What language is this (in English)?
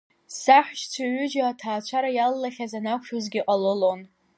Abkhazian